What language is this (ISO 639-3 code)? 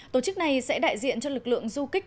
vie